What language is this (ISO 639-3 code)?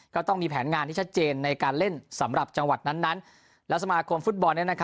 tha